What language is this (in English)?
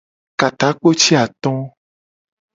Gen